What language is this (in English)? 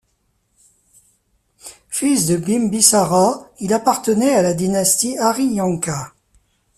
French